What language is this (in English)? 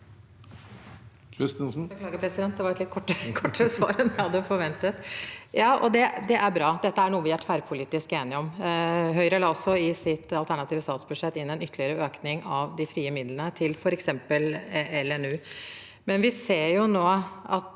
Norwegian